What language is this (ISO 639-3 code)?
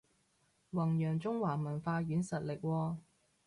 yue